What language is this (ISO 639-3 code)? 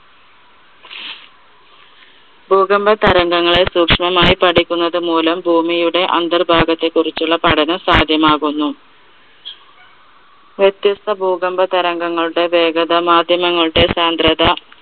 mal